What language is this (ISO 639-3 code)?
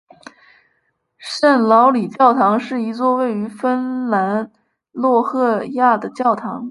zho